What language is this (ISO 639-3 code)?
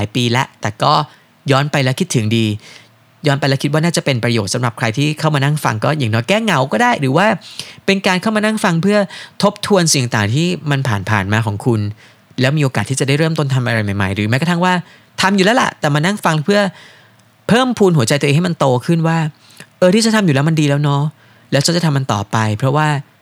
tha